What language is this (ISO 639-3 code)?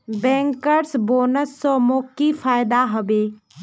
mag